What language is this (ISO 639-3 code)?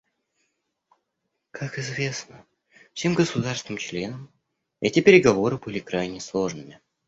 rus